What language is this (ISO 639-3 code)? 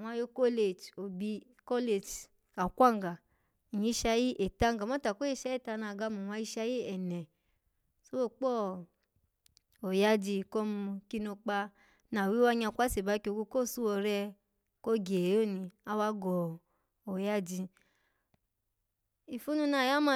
ala